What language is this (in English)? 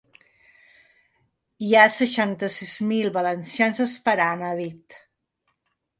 Catalan